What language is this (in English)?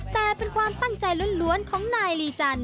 Thai